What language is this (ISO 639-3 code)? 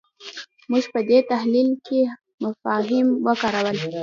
pus